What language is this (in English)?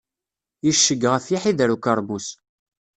Kabyle